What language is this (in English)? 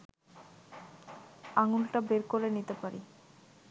Bangla